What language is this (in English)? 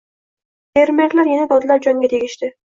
Uzbek